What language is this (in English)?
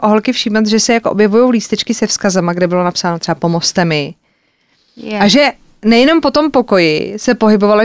Czech